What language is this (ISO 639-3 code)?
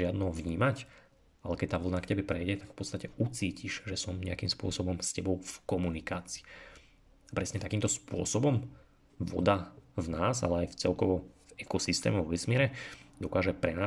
slk